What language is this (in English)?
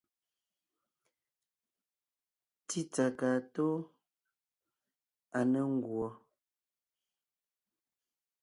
Ngiemboon